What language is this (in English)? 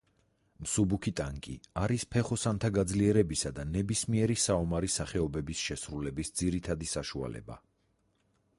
Georgian